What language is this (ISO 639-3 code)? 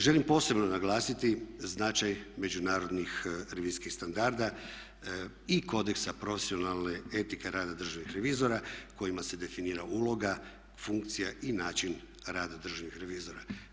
hrv